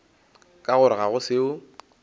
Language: Northern Sotho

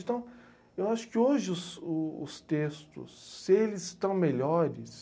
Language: Portuguese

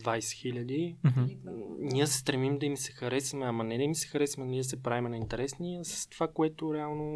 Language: Bulgarian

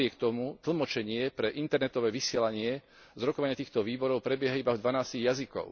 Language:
Slovak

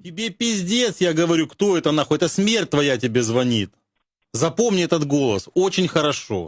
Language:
Russian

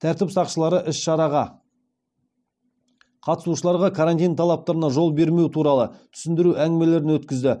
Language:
Kazakh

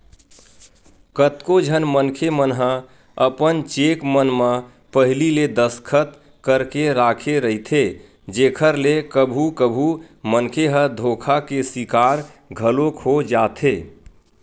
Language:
Chhattisgarhi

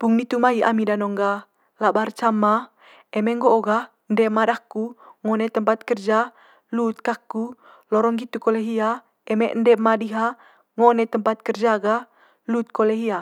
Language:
Manggarai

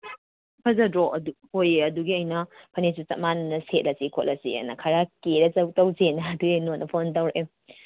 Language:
Manipuri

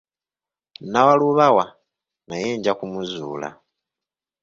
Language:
Ganda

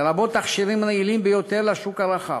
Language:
Hebrew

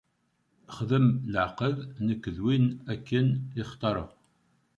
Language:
Kabyle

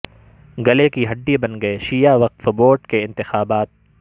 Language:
Urdu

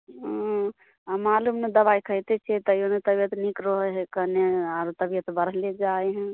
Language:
Maithili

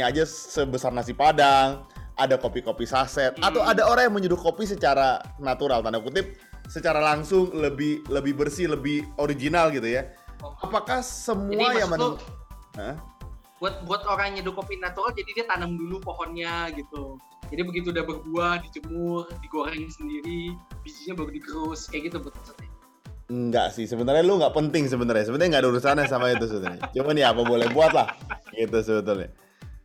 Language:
Indonesian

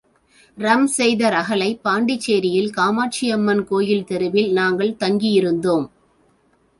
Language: Tamil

